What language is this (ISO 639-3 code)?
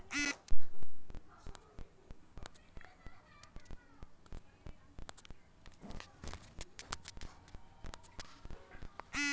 bho